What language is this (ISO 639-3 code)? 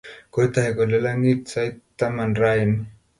kln